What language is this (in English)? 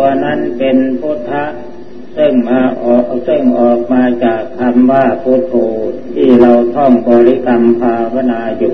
Thai